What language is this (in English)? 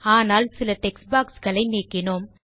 Tamil